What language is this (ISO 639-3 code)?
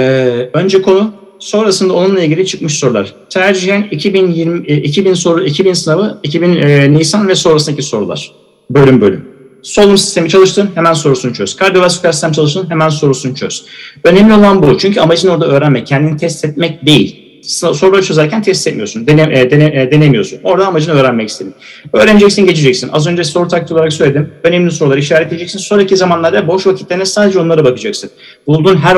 tur